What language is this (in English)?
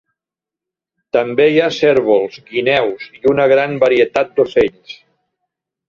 Catalan